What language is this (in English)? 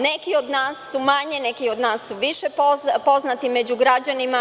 Serbian